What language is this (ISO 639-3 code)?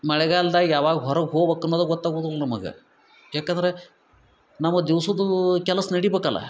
kan